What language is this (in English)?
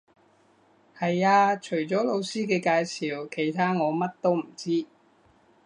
Cantonese